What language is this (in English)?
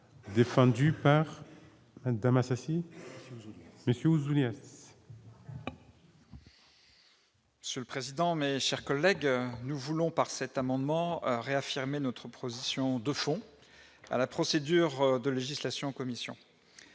French